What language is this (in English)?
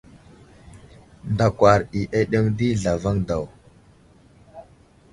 Wuzlam